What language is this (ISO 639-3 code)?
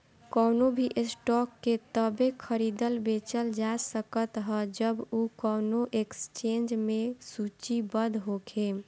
bho